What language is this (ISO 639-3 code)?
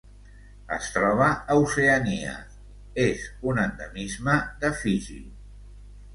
cat